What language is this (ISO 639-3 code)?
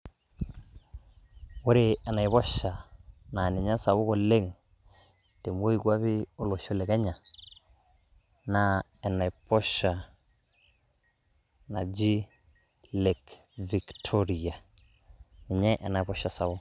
mas